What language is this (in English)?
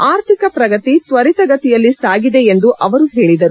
Kannada